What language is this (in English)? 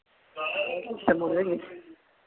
Dogri